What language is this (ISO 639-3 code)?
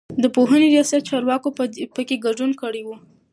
pus